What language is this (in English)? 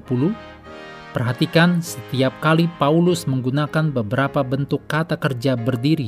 Indonesian